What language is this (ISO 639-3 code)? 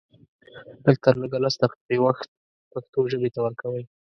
pus